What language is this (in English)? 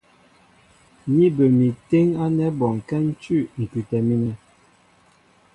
Mbo (Cameroon)